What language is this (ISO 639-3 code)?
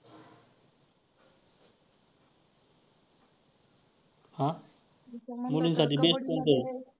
mar